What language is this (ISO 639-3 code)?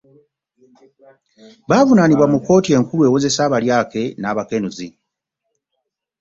lug